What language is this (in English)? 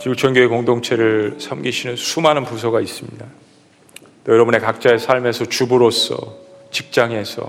Korean